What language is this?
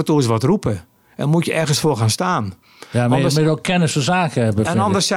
Dutch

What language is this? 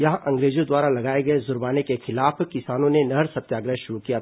Hindi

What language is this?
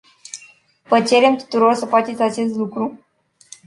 Romanian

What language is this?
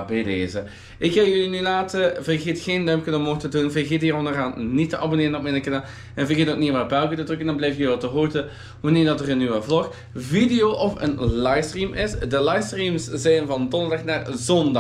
Dutch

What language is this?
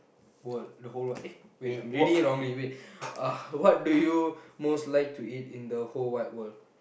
English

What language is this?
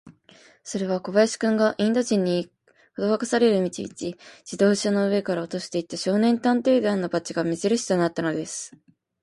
Japanese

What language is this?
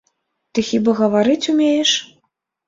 Belarusian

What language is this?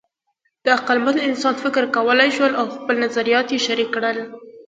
Pashto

